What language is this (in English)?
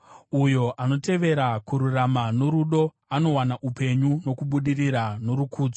Shona